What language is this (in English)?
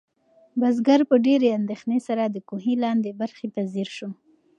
Pashto